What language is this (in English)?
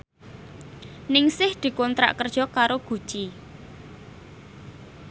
Javanese